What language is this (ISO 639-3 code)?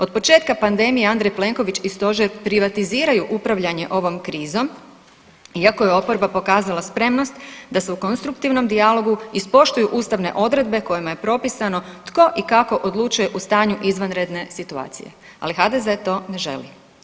hrv